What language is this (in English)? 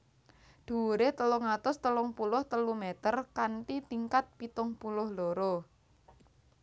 Javanese